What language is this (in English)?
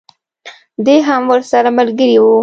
Pashto